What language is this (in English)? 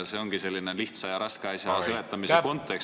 Estonian